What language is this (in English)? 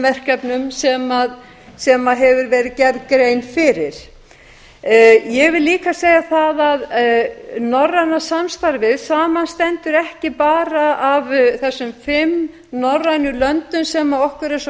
Icelandic